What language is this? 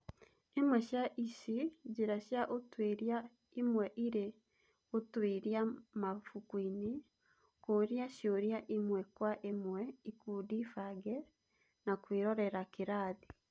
Kikuyu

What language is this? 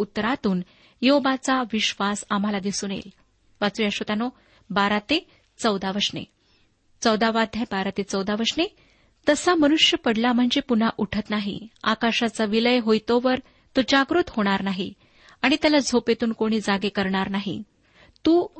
Marathi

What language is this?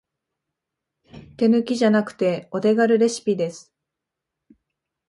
Japanese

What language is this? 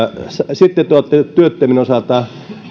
Finnish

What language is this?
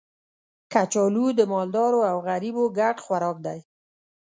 Pashto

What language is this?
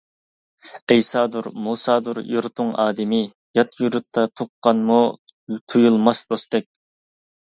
Uyghur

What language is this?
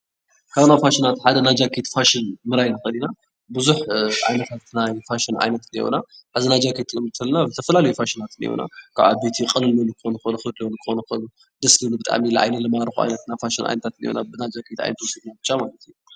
Tigrinya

